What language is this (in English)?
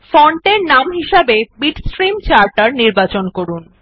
Bangla